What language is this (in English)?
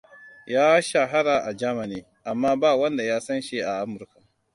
Hausa